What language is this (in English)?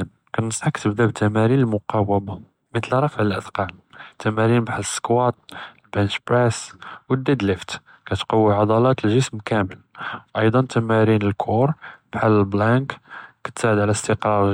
Judeo-Arabic